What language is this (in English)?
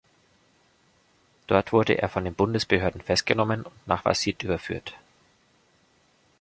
German